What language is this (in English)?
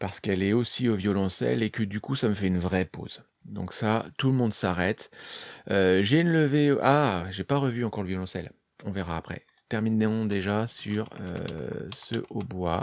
French